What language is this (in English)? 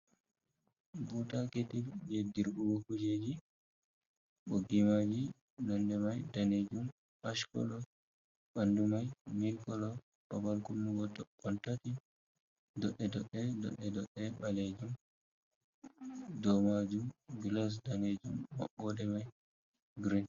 Fula